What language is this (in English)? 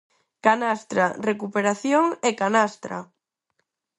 Galician